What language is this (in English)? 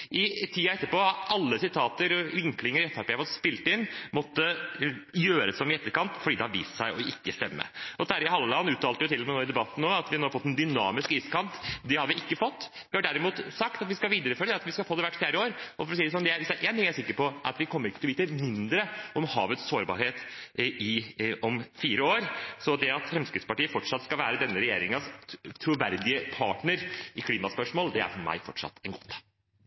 Norwegian Bokmål